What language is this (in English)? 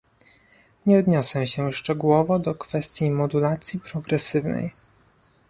Polish